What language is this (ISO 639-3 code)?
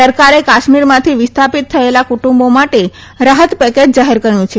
guj